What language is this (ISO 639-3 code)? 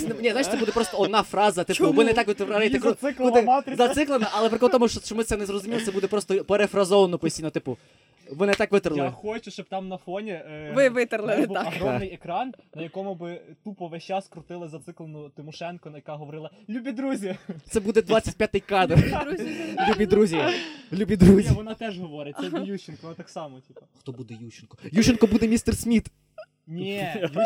ukr